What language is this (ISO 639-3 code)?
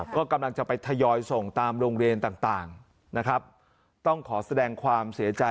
tha